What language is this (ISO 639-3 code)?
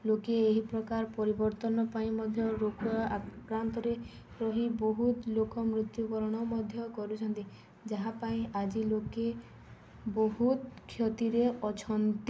ori